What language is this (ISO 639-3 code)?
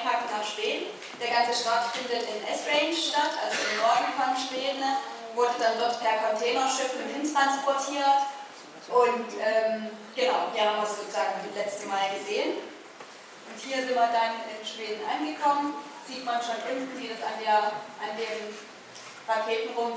deu